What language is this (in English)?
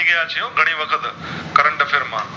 Gujarati